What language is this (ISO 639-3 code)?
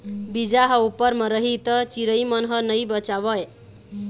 hne